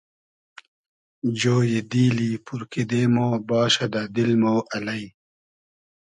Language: Hazaragi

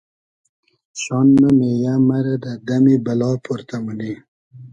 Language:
Hazaragi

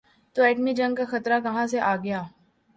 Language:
Urdu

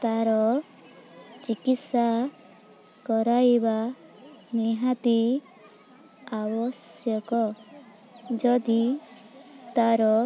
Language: Odia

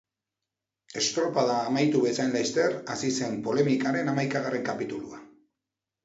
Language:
Basque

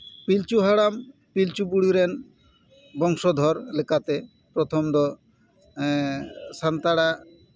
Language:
Santali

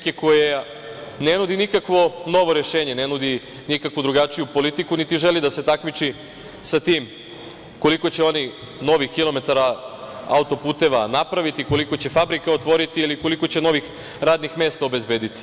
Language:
Serbian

